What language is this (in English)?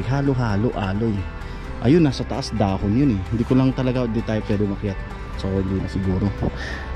Filipino